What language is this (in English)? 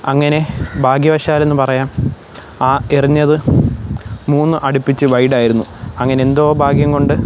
Malayalam